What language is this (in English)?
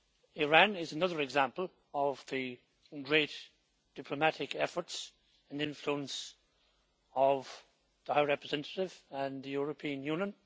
English